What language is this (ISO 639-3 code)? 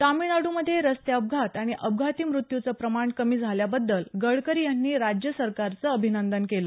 mar